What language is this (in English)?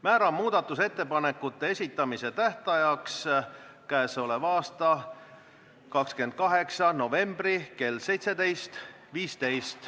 Estonian